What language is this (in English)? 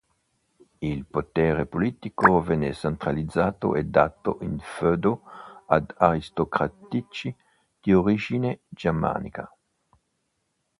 Italian